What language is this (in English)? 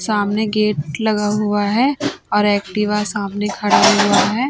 Hindi